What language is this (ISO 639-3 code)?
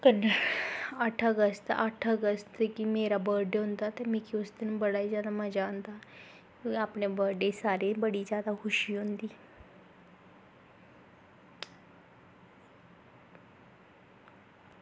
doi